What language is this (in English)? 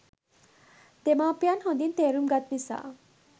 Sinhala